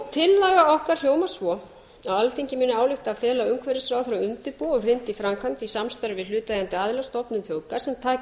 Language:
Icelandic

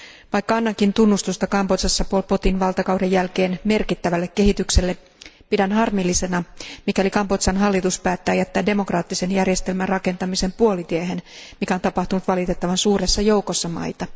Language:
Finnish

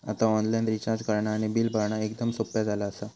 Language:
Marathi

